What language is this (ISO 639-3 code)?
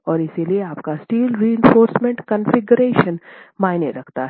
hin